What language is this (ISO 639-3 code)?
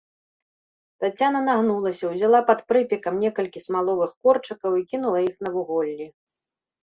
bel